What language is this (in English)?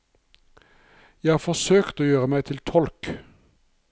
Norwegian